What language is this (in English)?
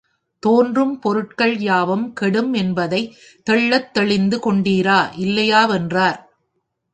Tamil